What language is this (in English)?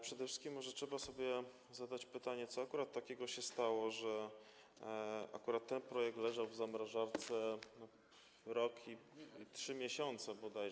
Polish